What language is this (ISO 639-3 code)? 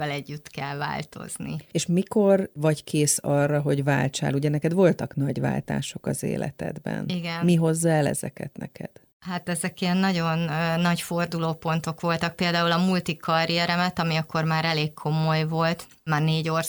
hun